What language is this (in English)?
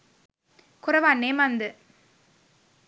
Sinhala